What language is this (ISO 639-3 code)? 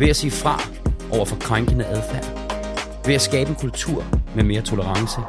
dan